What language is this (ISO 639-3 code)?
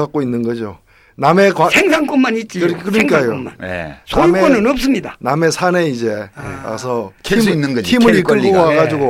kor